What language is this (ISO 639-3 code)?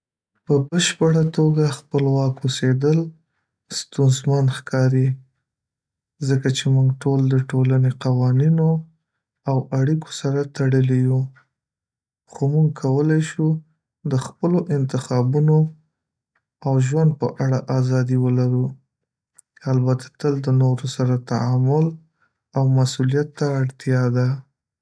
pus